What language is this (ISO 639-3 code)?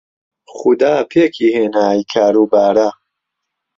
ckb